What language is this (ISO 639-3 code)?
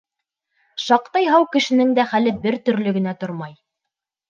bak